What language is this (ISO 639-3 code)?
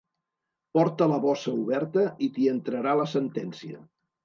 cat